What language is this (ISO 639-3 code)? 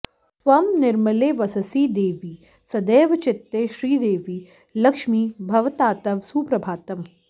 san